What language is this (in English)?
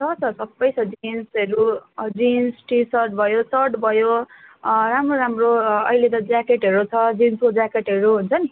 Nepali